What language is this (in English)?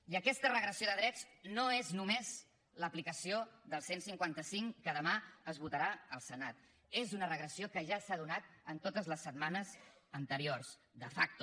Catalan